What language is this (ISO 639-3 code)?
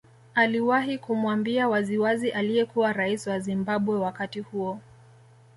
swa